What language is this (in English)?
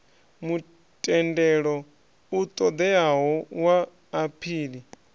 Venda